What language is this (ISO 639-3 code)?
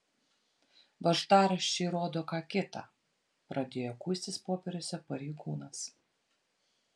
lit